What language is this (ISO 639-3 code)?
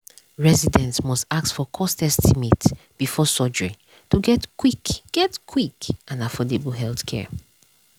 pcm